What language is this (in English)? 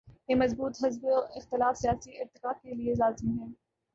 Urdu